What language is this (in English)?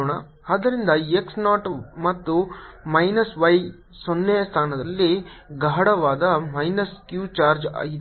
Kannada